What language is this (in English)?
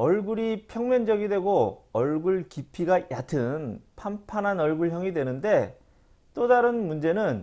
Korean